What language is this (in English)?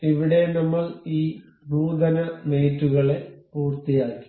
Malayalam